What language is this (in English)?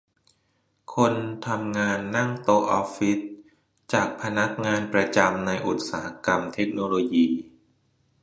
Thai